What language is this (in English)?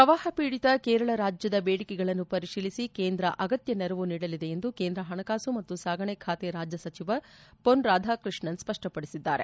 Kannada